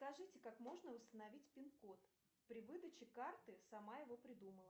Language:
Russian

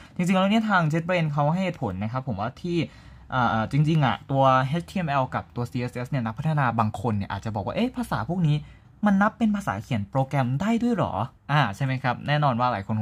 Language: Thai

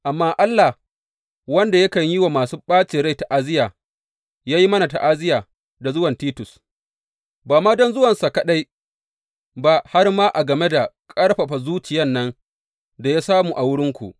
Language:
Hausa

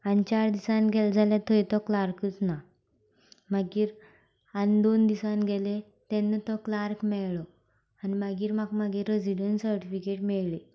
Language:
Konkani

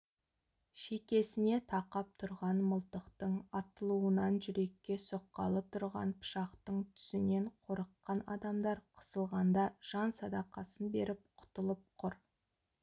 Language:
Kazakh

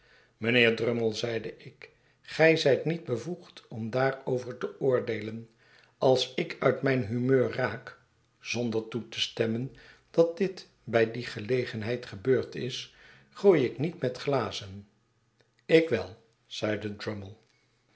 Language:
Dutch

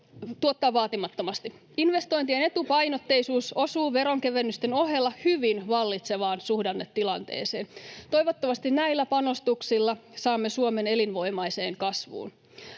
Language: Finnish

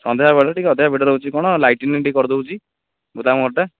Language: Odia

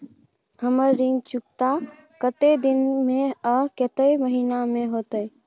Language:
Maithili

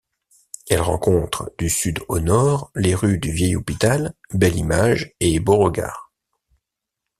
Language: French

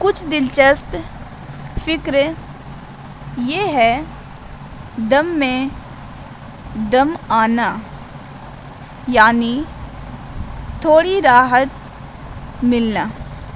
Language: Urdu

